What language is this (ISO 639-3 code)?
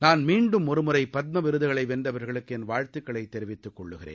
tam